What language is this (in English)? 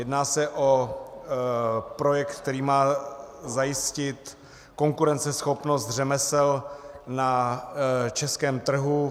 Czech